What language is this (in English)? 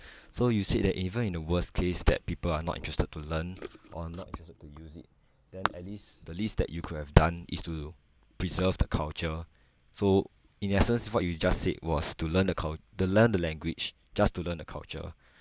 English